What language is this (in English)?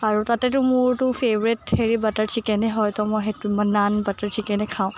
Assamese